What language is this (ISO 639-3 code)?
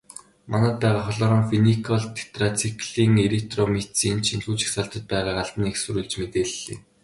mon